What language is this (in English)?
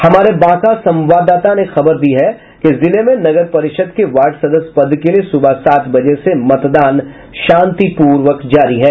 Hindi